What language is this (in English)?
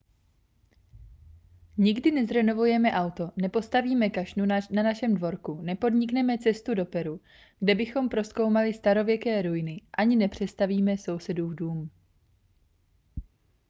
Czech